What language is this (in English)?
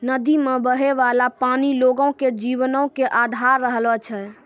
Maithili